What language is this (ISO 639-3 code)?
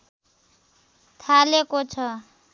nep